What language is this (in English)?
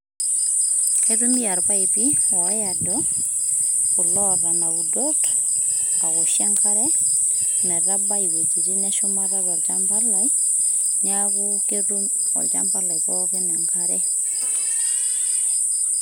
Masai